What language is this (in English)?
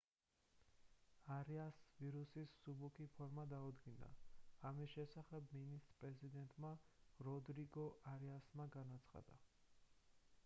Georgian